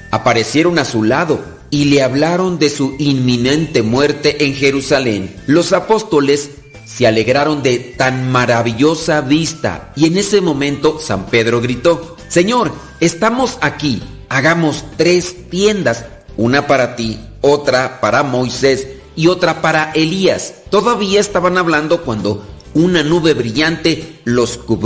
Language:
Spanish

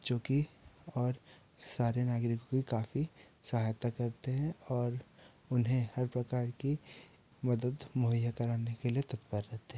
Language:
Hindi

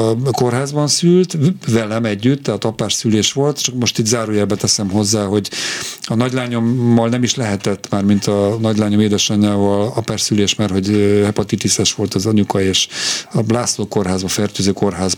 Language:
Hungarian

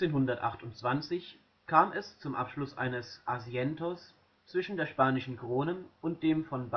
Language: German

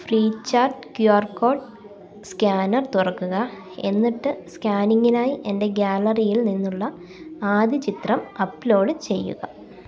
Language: Malayalam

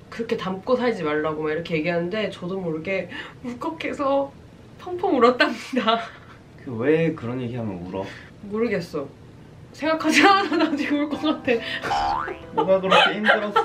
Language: Korean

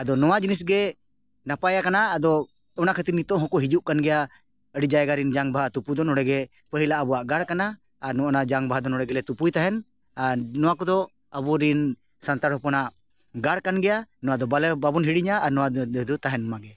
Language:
Santali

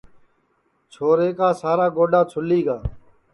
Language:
Sansi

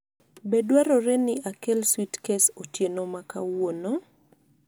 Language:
Luo (Kenya and Tanzania)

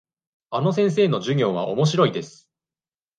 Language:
Japanese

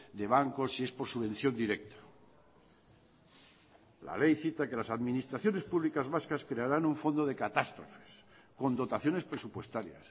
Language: Spanish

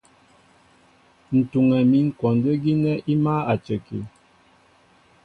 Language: Mbo (Cameroon)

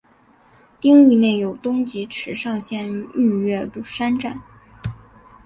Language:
Chinese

